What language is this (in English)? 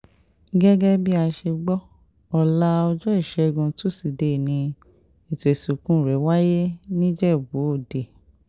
Yoruba